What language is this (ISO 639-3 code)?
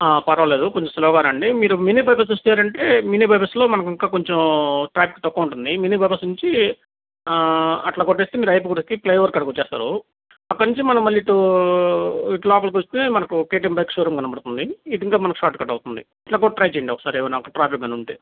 tel